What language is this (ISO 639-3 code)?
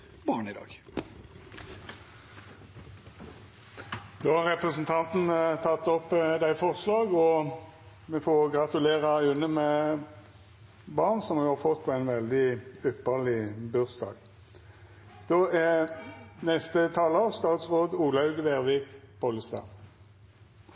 nor